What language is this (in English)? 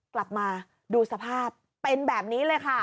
Thai